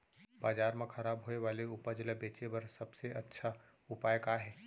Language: Chhattisgarhi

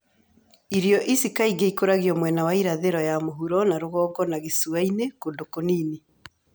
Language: Kikuyu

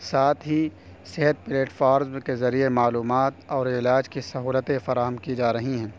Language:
Urdu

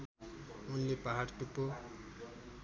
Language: Nepali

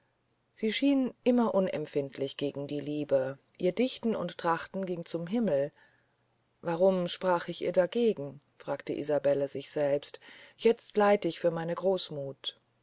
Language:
German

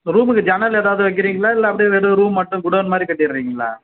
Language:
Tamil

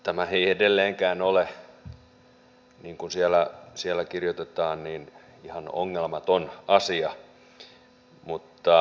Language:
Finnish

